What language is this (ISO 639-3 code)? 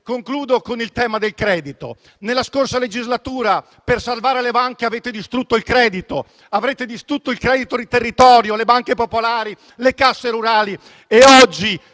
ita